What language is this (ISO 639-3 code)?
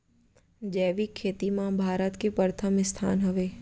hne